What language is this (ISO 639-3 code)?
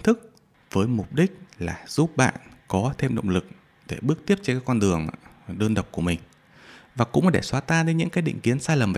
vie